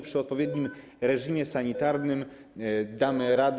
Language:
Polish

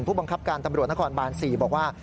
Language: Thai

